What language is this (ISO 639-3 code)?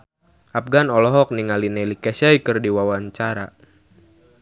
sun